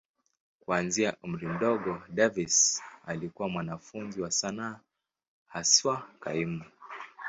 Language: Swahili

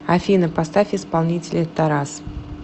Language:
Russian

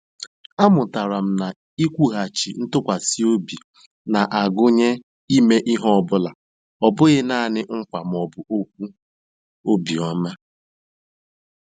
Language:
Igbo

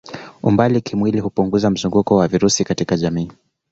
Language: Swahili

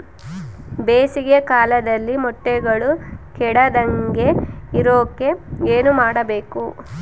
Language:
Kannada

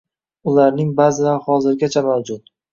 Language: Uzbek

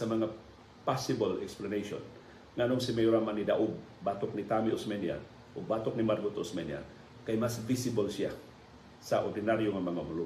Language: Filipino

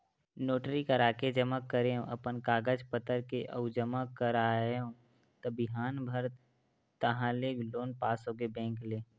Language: Chhattisgarhi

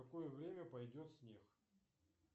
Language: Russian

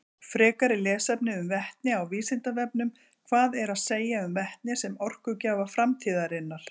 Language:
Icelandic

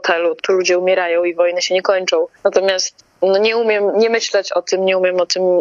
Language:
Polish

